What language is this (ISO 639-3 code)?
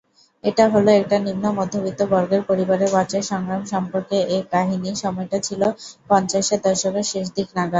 ben